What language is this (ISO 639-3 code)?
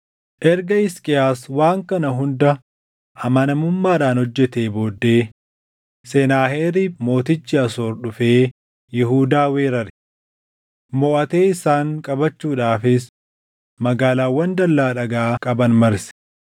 orm